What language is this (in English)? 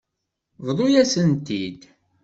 Kabyle